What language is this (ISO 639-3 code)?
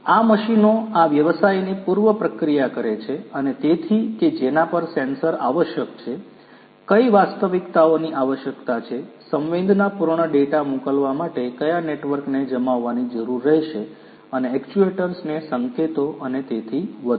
guj